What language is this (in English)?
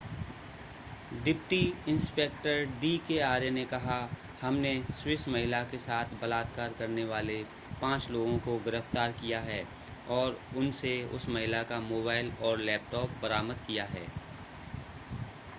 Hindi